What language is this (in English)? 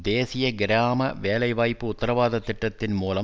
Tamil